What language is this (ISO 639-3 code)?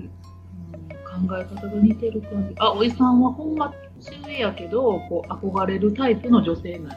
jpn